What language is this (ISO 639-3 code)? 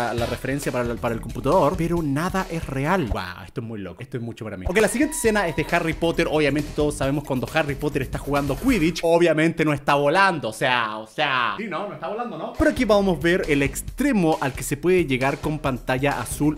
spa